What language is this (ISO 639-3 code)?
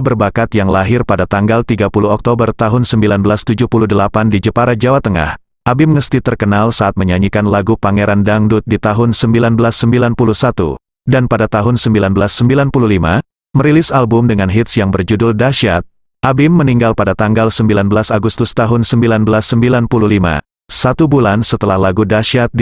ind